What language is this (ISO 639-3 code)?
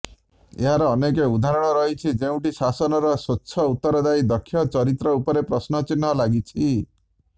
ori